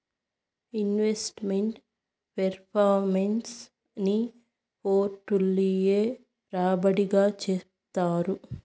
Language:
Telugu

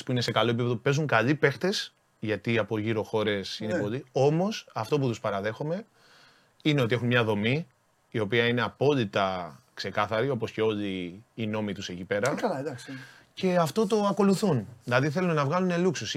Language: Greek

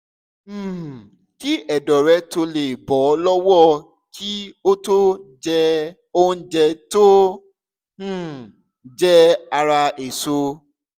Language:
Yoruba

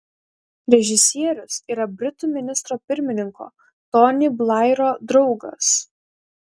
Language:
Lithuanian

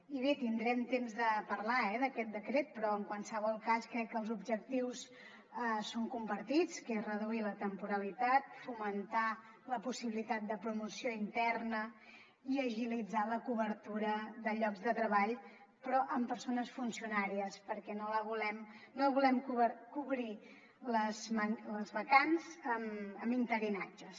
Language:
Catalan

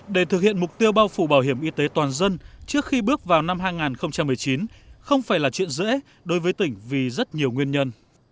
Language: Vietnamese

